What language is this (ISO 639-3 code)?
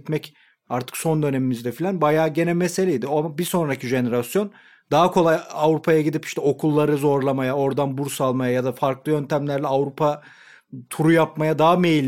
tur